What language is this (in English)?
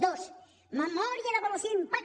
Catalan